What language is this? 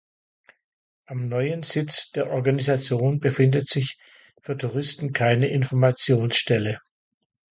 German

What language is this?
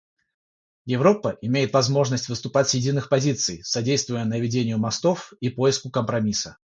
Russian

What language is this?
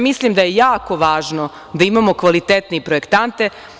Serbian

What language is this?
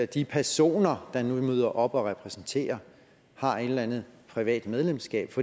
Danish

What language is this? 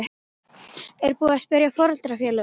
Icelandic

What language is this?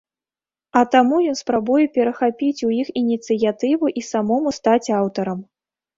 Belarusian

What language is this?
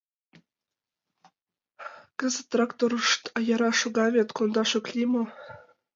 Mari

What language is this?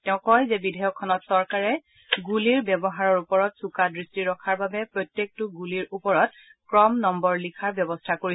Assamese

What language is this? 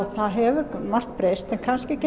Icelandic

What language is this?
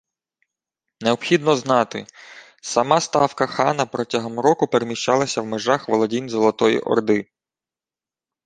Ukrainian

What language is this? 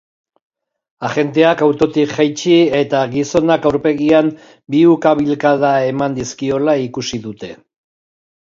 Basque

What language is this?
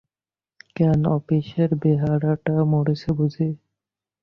Bangla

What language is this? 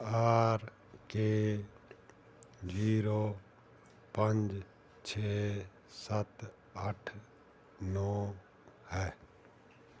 Punjabi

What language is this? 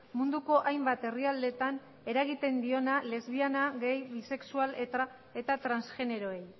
Basque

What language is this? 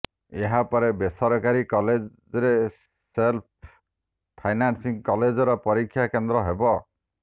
Odia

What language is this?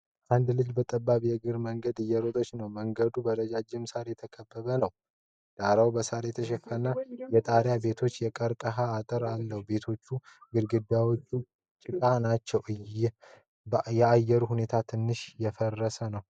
Amharic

